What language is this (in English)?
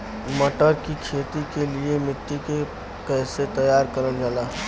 Bhojpuri